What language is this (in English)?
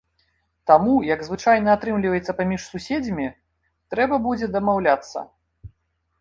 Belarusian